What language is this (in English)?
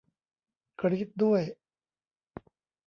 Thai